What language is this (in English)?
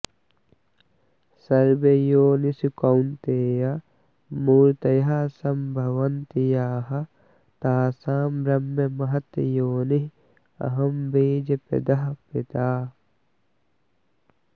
Sanskrit